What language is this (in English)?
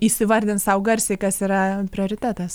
Lithuanian